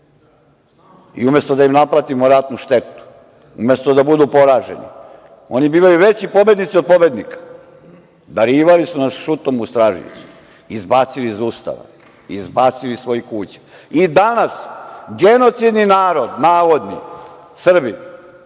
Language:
Serbian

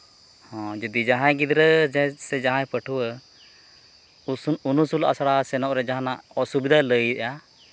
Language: Santali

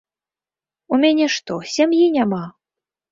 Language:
Belarusian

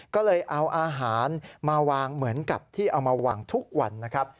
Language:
Thai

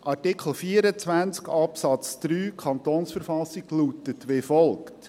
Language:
Swiss German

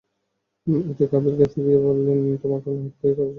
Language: Bangla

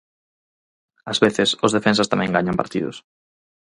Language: Galician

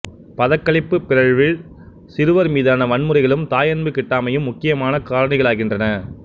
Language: Tamil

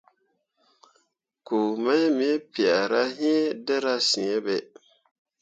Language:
Mundang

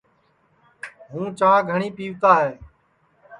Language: Sansi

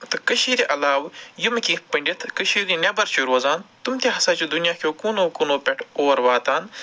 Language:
Kashmiri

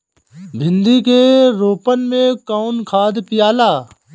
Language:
Bhojpuri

